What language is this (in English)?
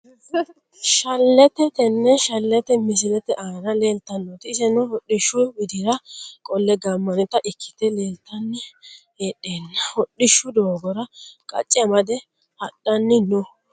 Sidamo